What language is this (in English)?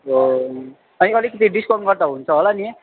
Nepali